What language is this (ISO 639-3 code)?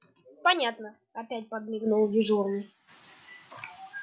rus